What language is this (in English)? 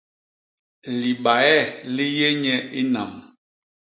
Basaa